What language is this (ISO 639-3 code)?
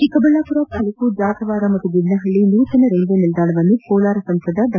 kan